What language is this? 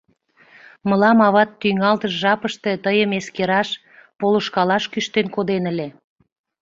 Mari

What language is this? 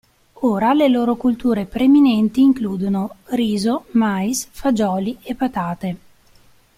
Italian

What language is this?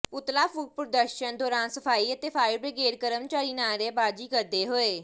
Punjabi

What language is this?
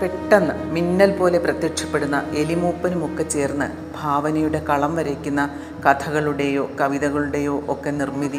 Malayalam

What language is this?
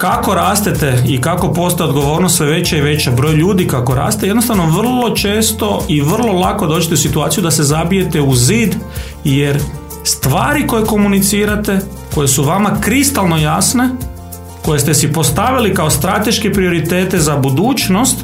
Croatian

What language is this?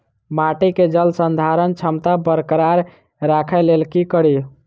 Maithili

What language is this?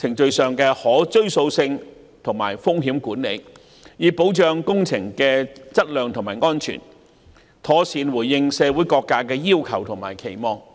Cantonese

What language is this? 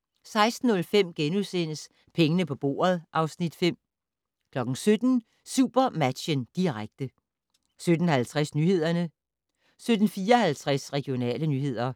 Danish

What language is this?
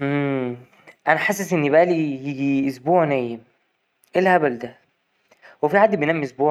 Egyptian Arabic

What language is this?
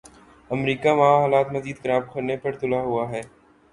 Urdu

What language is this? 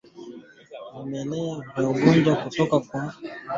Swahili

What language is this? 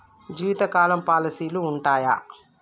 Telugu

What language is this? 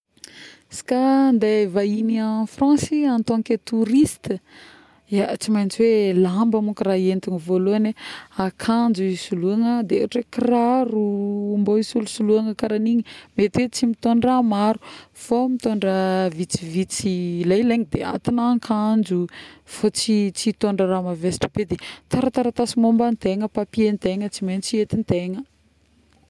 Northern Betsimisaraka Malagasy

